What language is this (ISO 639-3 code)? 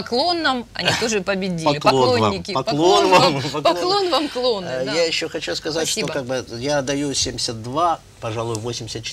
rus